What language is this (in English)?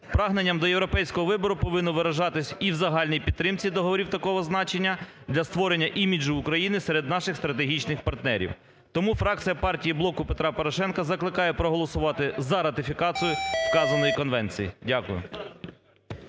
Ukrainian